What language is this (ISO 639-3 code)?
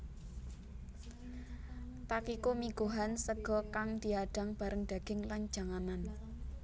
jav